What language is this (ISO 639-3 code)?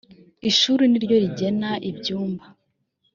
kin